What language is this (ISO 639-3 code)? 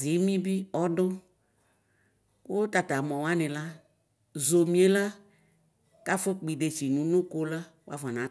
kpo